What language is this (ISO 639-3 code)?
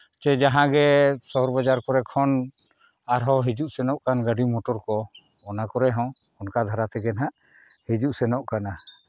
sat